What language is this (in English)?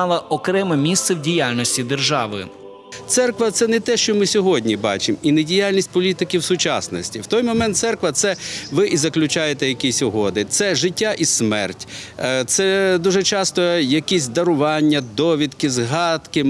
Russian